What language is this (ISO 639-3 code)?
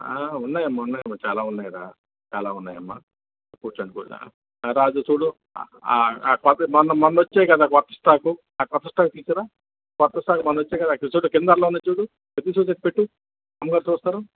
tel